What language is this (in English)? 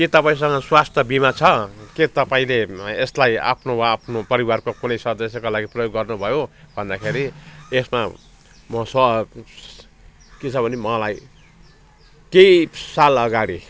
Nepali